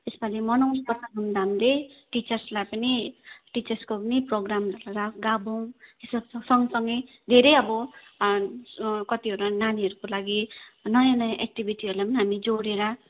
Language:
Nepali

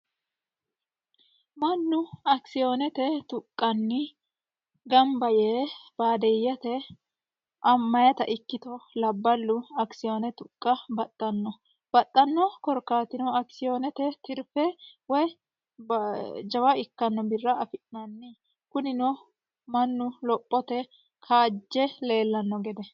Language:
Sidamo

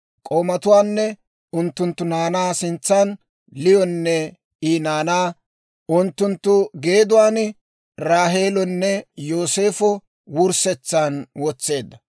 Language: Dawro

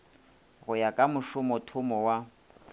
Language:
Northern Sotho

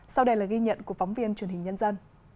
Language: Vietnamese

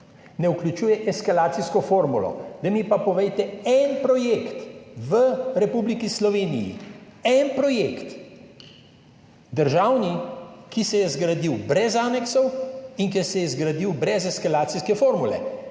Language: Slovenian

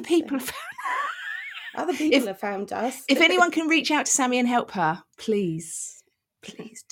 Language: English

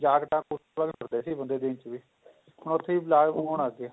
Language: Punjabi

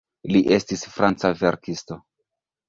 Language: Esperanto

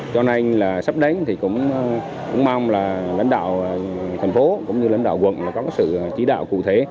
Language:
Vietnamese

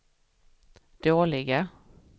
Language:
Swedish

